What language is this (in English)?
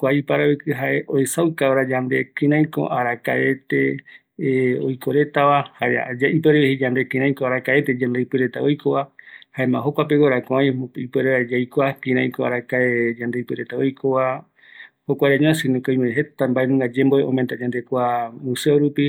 Eastern Bolivian Guaraní